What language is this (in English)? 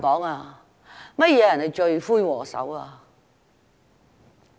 Cantonese